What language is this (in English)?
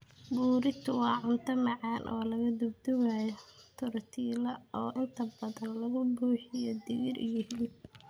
Somali